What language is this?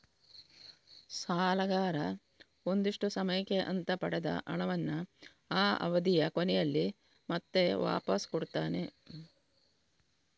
Kannada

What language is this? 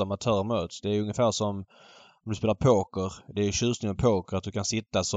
Swedish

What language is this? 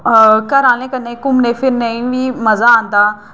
Dogri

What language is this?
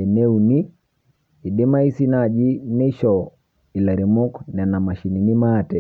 Masai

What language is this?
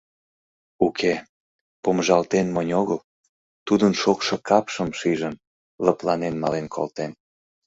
Mari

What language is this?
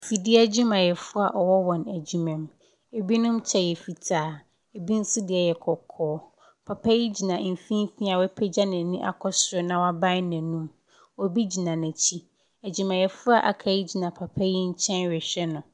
Akan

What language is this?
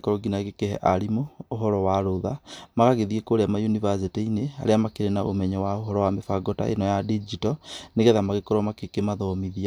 Kikuyu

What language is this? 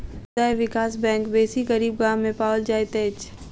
Maithili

